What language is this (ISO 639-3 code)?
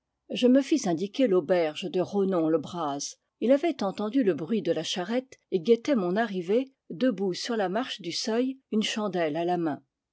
fra